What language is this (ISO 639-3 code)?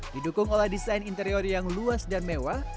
ind